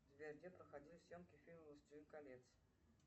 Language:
Russian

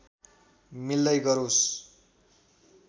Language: Nepali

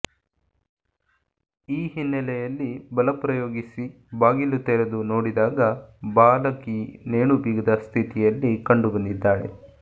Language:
Kannada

